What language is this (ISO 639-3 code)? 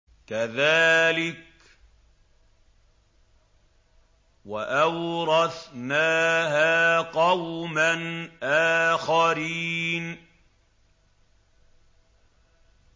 ara